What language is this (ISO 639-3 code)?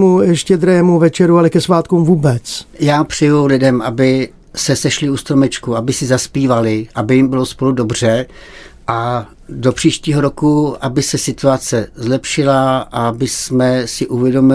ces